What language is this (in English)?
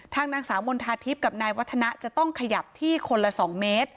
Thai